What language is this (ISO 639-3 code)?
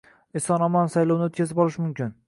uzb